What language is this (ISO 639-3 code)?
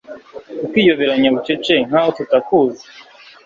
kin